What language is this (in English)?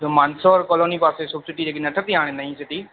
Sindhi